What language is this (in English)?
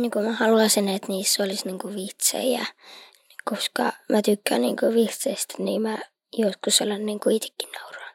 Finnish